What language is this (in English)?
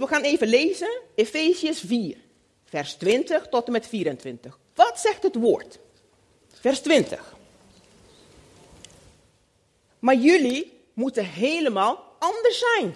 Dutch